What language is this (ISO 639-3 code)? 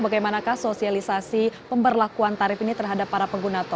ind